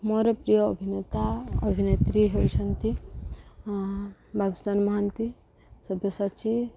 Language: Odia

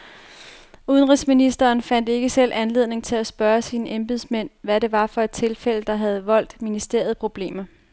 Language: Danish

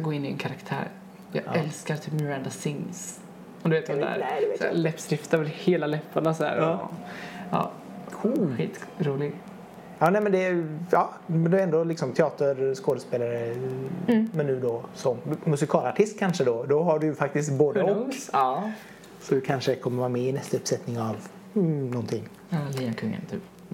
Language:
Swedish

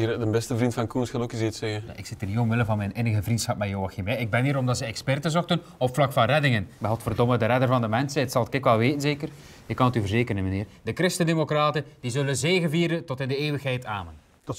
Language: Dutch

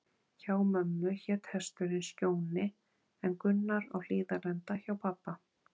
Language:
Icelandic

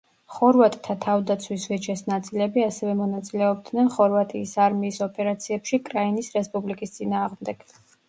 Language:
Georgian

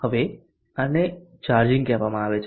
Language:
Gujarati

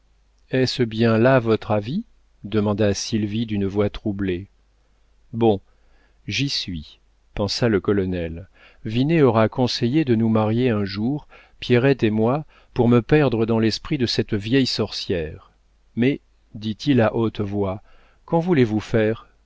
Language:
French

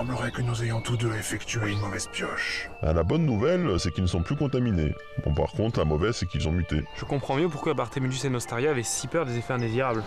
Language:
French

